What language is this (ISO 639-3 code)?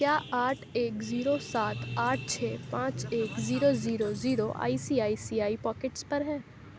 urd